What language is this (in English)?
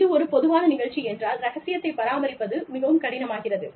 Tamil